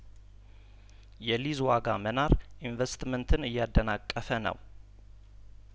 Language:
Amharic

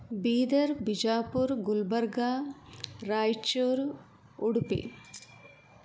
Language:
Sanskrit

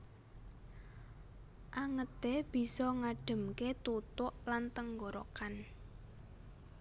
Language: Javanese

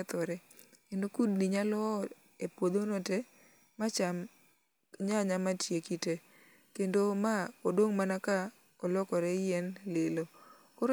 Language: Luo (Kenya and Tanzania)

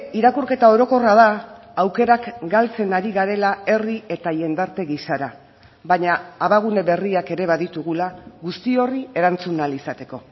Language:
Basque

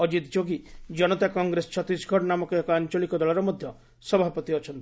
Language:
Odia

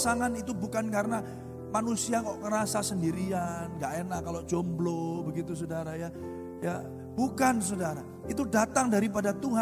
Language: Indonesian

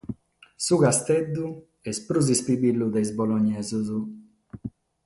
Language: Sardinian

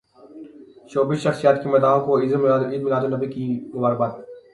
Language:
Urdu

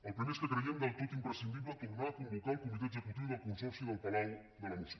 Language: Catalan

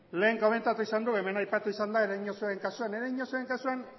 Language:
Basque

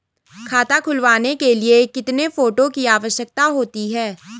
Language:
Hindi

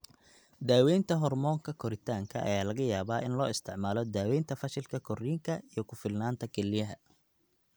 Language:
Somali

